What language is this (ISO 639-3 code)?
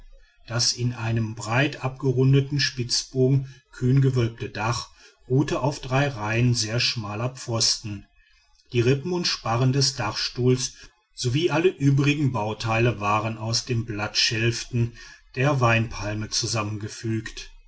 deu